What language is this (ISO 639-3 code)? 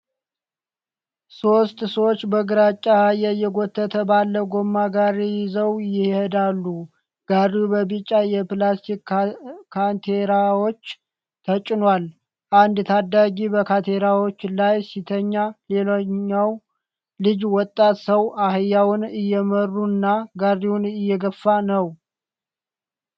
amh